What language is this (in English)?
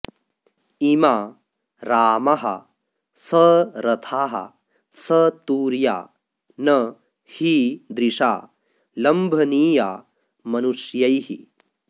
Sanskrit